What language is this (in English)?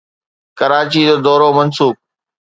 Sindhi